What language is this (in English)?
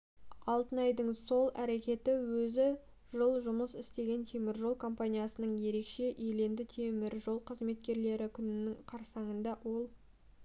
Kazakh